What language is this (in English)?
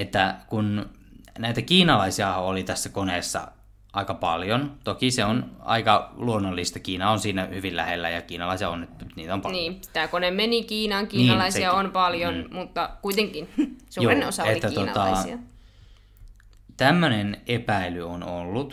Finnish